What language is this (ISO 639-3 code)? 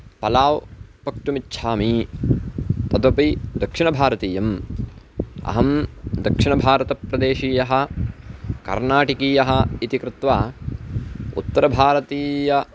san